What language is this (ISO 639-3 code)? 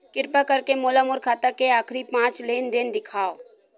hne